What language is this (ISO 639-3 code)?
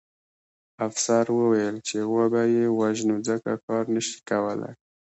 pus